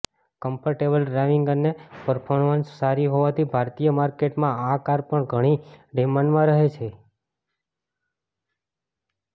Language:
Gujarati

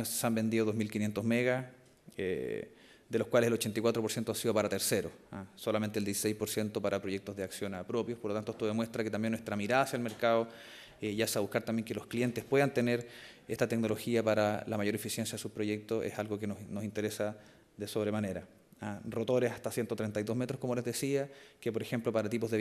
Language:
Spanish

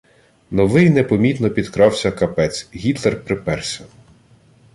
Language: Ukrainian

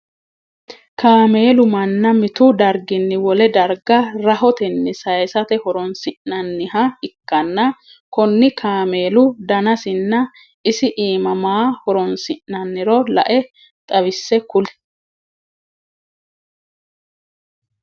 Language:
Sidamo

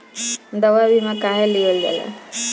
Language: Bhojpuri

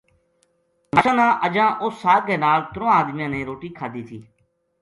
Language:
Gujari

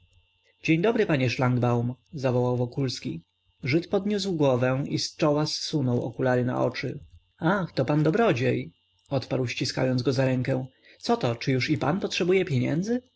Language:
Polish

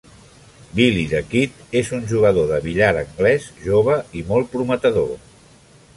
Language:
Catalan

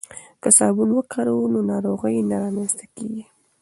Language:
Pashto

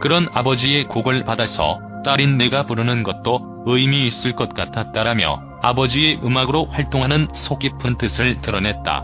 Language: Korean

